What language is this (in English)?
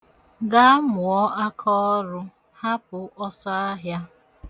Igbo